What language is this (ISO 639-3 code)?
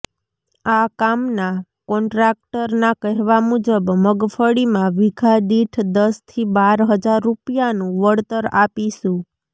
guj